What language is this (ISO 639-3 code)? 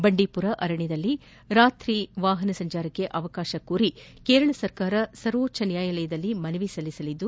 kan